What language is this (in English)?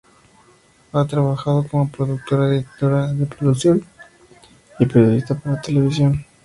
Spanish